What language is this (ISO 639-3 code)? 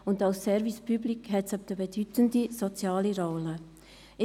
gsw